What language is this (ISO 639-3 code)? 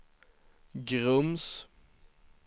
swe